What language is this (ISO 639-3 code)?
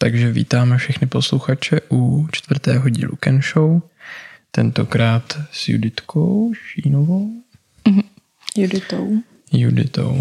ces